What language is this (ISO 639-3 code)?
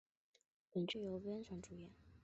zho